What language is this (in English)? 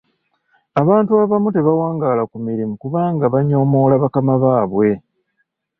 Ganda